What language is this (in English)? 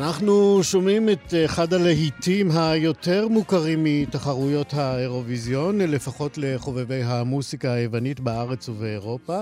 Hebrew